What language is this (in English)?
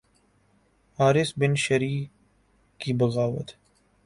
Urdu